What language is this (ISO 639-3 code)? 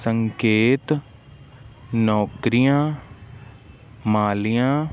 pan